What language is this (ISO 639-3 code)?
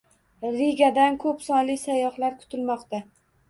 uzb